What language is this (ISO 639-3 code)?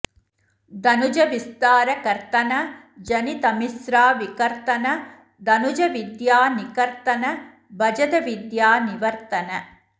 san